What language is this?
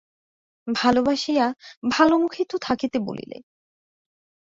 Bangla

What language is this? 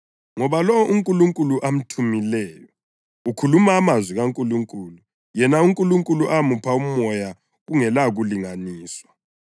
North Ndebele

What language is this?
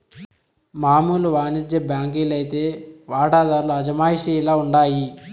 Telugu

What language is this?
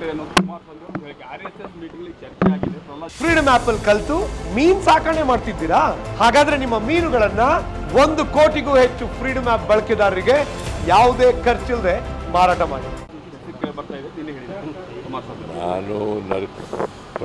Romanian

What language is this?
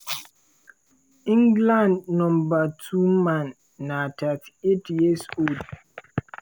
Nigerian Pidgin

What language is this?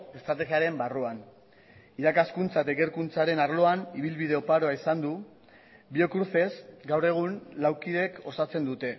Basque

